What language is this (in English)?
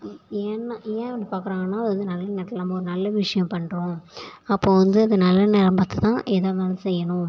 Tamil